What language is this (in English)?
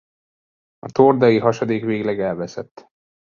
Hungarian